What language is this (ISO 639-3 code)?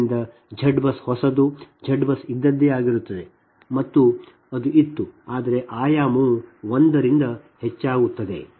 kan